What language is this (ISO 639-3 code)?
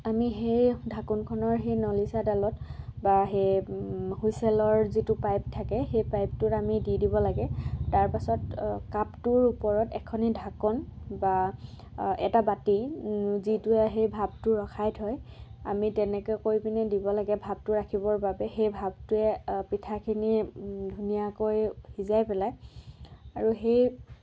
asm